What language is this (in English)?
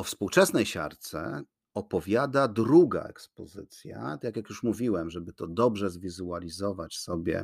Polish